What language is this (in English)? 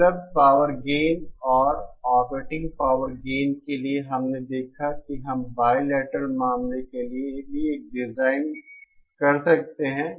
Hindi